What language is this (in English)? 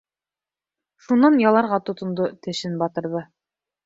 Bashkir